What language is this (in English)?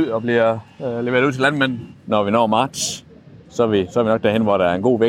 Danish